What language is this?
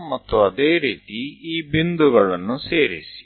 Gujarati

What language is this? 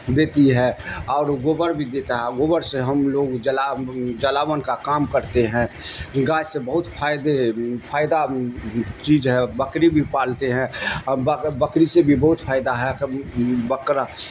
Urdu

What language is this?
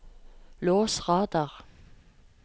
Norwegian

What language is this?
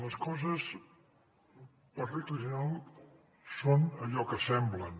Catalan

